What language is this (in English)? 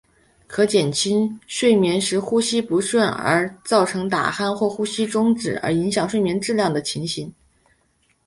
Chinese